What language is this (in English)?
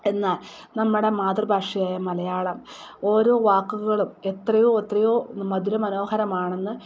Malayalam